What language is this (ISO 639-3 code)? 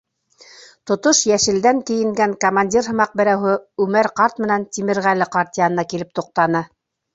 bak